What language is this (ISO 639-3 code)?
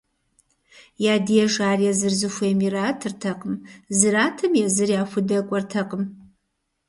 kbd